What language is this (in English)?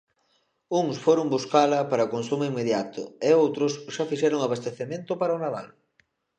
Galician